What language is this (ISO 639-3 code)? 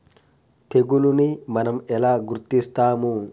tel